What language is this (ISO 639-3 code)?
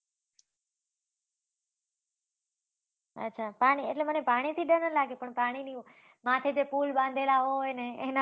guj